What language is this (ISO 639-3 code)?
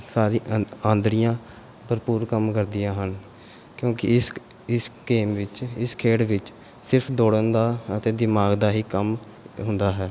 pan